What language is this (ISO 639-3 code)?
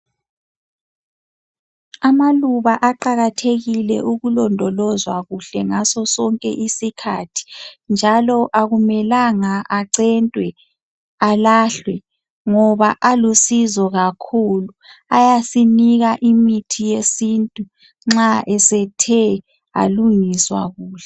nde